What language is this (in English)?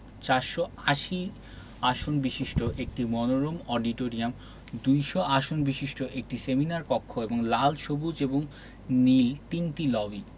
Bangla